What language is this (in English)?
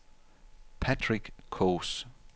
Danish